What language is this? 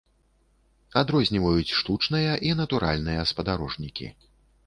Belarusian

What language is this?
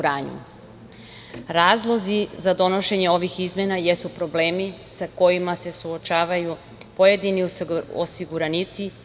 Serbian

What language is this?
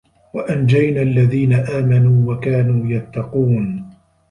Arabic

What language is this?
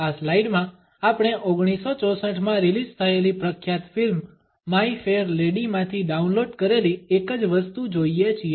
Gujarati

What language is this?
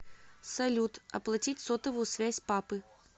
Russian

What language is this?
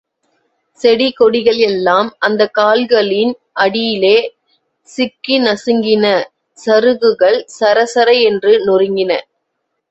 Tamil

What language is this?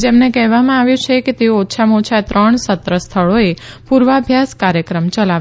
Gujarati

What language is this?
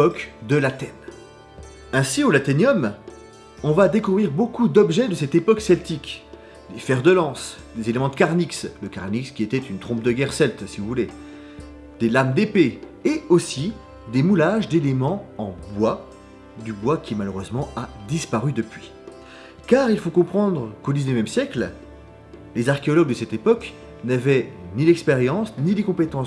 French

